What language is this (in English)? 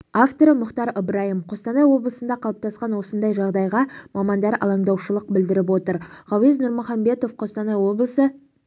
Kazakh